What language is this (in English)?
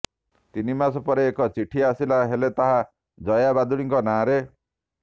Odia